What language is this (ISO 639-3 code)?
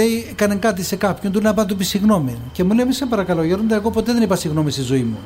ell